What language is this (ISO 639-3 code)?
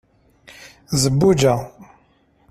kab